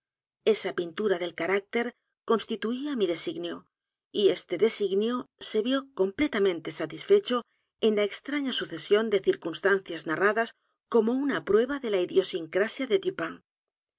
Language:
Spanish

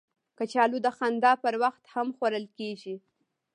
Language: Pashto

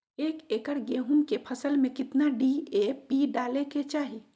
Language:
Magahi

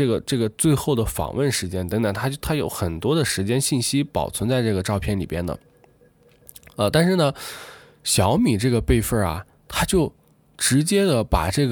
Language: Chinese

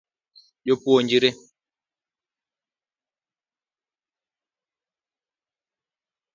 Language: Luo (Kenya and Tanzania)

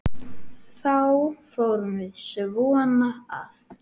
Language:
Icelandic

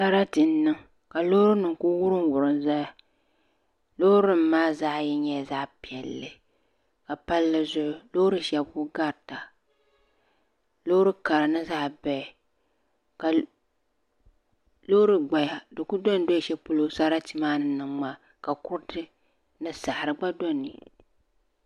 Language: Dagbani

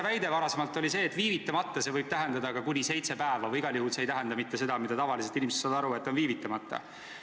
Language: Estonian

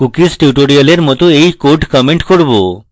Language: Bangla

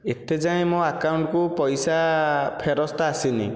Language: Odia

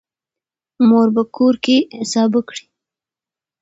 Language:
Pashto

